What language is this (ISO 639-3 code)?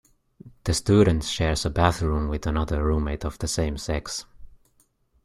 eng